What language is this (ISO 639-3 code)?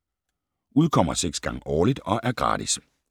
dan